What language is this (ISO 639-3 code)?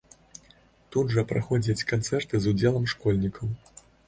bel